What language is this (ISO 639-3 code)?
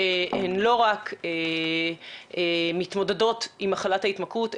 heb